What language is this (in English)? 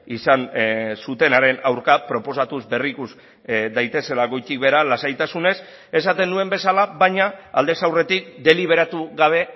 Basque